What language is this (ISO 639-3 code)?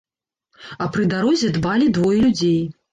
bel